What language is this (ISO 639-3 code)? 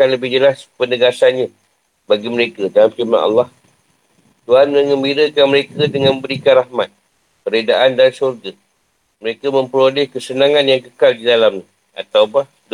msa